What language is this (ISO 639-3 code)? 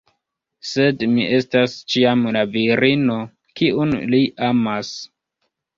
epo